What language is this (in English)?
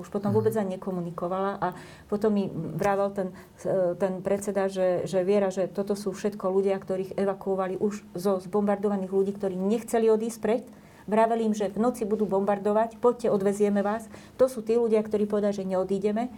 Slovak